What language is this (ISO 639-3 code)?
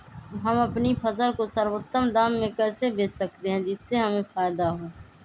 mag